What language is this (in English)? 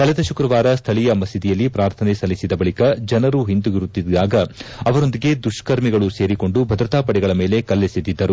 Kannada